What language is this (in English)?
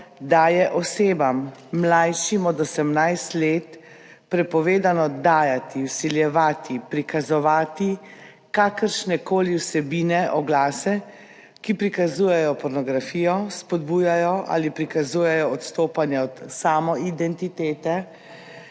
Slovenian